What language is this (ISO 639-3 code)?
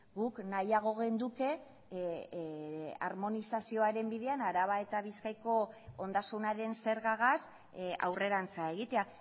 eus